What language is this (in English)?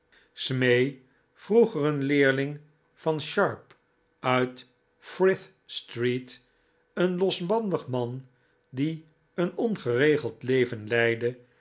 Dutch